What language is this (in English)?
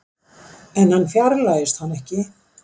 Icelandic